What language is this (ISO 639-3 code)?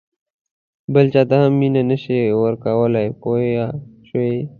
pus